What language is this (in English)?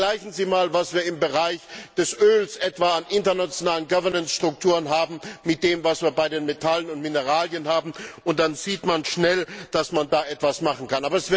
German